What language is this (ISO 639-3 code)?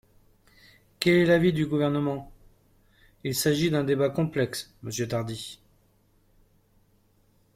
fra